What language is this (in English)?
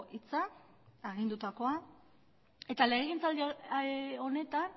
Basque